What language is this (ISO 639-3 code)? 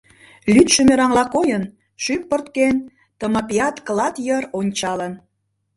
chm